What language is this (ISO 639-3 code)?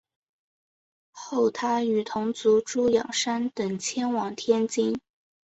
zho